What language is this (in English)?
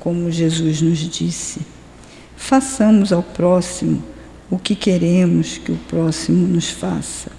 Portuguese